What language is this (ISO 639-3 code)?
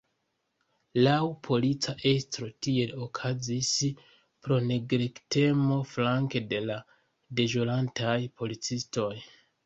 epo